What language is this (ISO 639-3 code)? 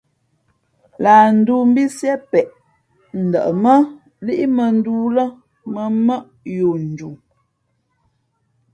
fmp